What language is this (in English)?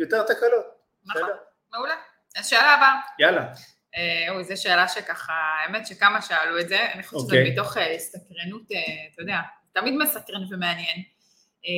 Hebrew